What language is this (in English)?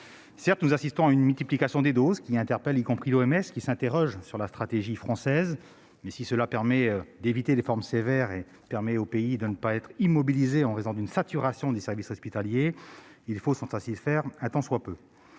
French